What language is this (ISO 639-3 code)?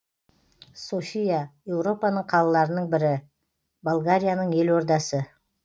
kaz